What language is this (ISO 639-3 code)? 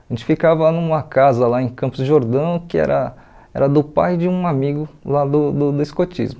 por